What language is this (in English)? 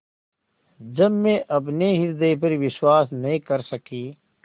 Hindi